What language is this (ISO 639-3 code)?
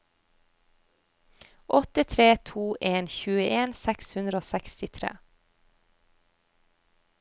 nor